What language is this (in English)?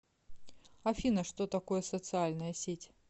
Russian